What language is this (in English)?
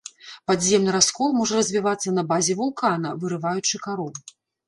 Belarusian